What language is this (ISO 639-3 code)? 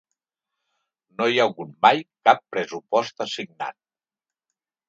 cat